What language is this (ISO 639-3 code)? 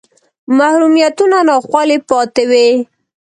pus